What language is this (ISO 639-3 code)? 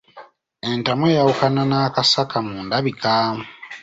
lug